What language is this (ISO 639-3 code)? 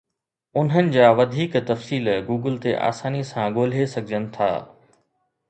snd